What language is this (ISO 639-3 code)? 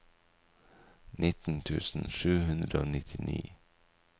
nor